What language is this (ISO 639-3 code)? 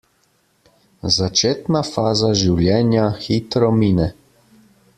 slv